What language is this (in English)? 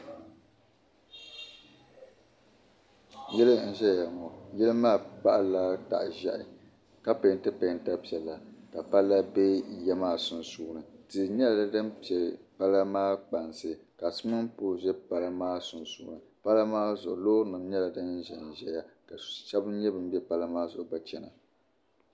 Dagbani